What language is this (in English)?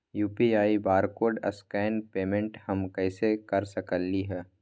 Magahi